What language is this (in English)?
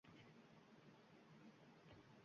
Uzbek